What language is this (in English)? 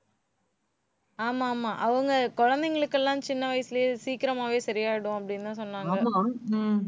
Tamil